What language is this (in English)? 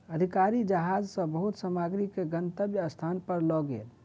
Maithili